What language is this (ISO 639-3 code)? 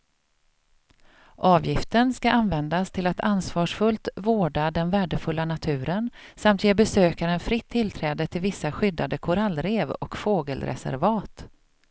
swe